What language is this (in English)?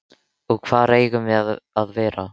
Icelandic